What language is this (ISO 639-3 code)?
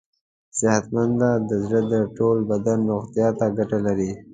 pus